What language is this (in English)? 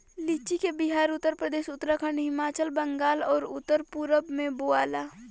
Bhojpuri